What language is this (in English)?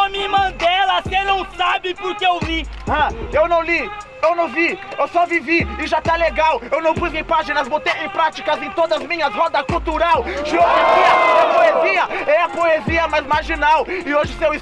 Portuguese